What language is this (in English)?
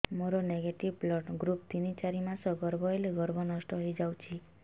Odia